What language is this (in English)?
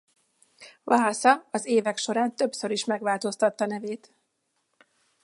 Hungarian